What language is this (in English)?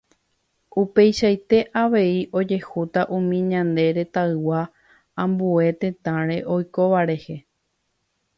Guarani